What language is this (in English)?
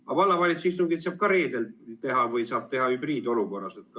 Estonian